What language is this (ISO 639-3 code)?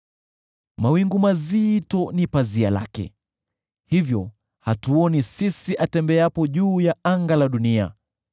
swa